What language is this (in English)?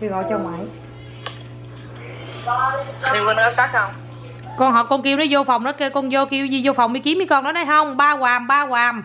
Vietnamese